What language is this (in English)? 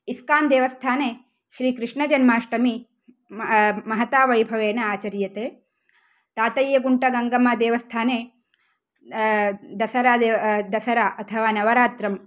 Sanskrit